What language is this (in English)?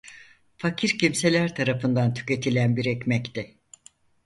Turkish